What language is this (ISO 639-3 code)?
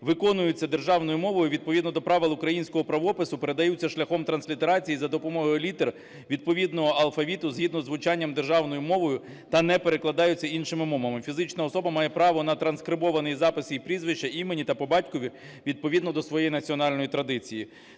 ukr